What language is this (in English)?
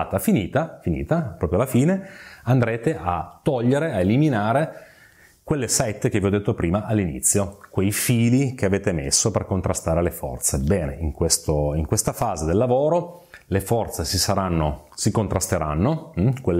Italian